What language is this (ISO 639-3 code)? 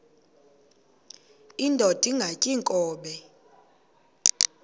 xho